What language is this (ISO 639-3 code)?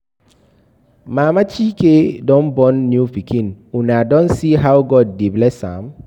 pcm